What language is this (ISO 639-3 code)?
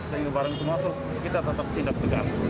ind